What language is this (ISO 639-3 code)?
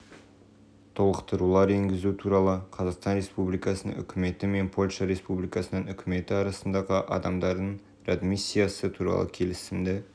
kaz